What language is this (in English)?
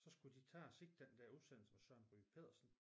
Danish